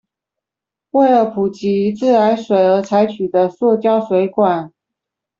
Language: Chinese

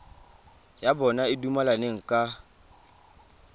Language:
Tswana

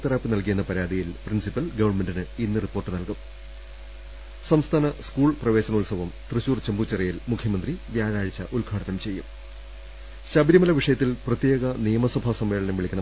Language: Malayalam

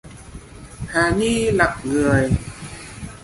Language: Vietnamese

